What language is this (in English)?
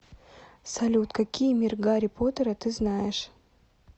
Russian